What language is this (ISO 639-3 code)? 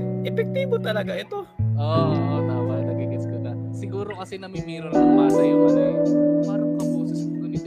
fil